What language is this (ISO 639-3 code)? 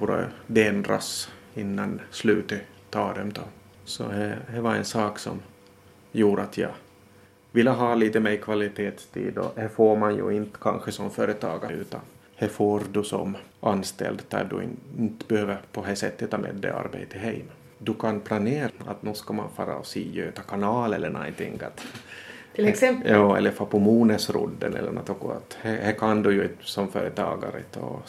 swe